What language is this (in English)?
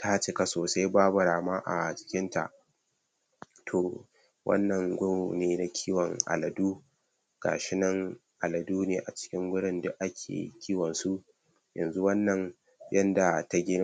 Hausa